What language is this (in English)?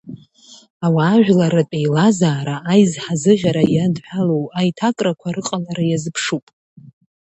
Abkhazian